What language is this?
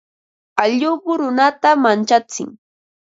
Ambo-Pasco Quechua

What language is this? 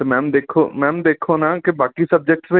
Punjabi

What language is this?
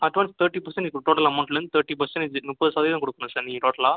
Tamil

